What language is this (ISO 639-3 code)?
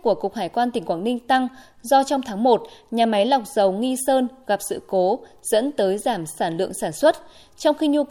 vie